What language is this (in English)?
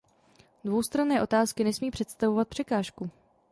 Czech